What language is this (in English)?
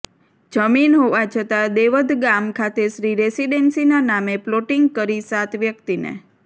Gujarati